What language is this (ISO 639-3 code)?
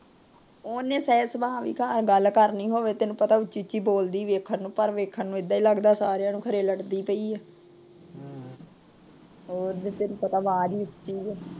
pan